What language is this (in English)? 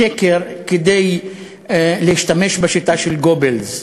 Hebrew